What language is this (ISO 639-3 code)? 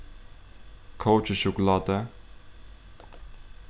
fao